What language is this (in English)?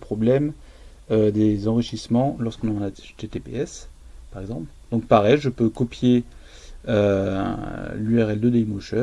French